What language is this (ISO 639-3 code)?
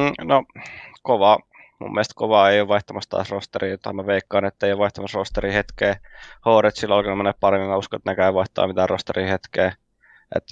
fin